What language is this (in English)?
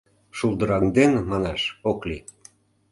Mari